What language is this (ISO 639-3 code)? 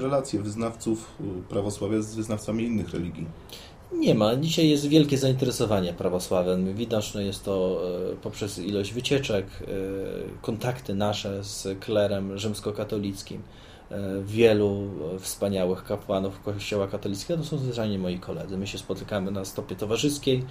pol